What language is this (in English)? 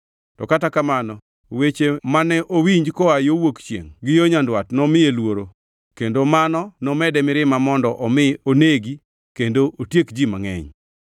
Luo (Kenya and Tanzania)